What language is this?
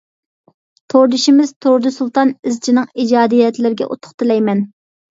Uyghur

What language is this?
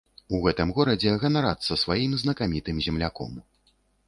Belarusian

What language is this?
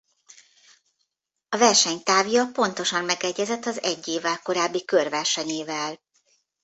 Hungarian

